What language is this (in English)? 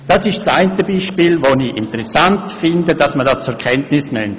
Swiss German